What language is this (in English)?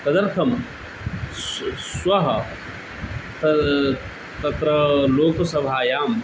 Sanskrit